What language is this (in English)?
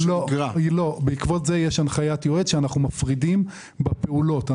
Hebrew